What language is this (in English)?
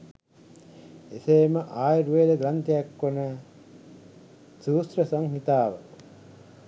Sinhala